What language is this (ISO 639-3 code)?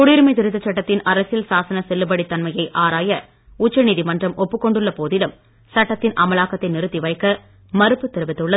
tam